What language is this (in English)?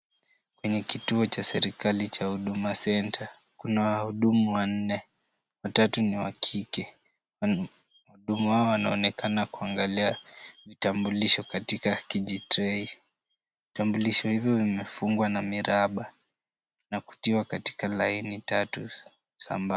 Swahili